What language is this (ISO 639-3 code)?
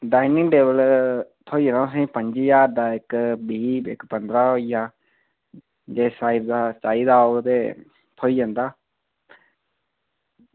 doi